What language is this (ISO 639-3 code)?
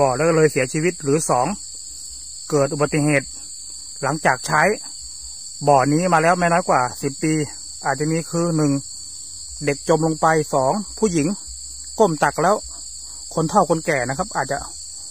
tha